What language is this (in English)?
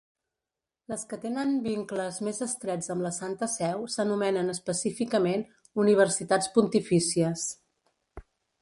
Catalan